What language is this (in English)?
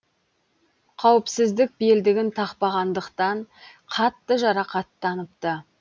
Kazakh